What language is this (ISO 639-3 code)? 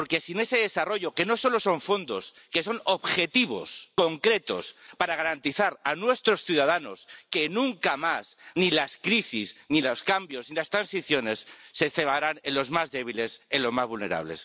spa